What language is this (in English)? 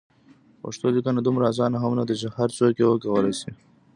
Pashto